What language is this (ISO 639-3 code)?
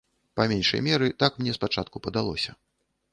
bel